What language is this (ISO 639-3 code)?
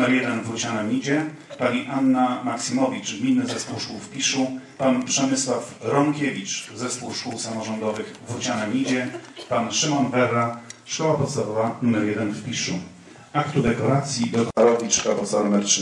pol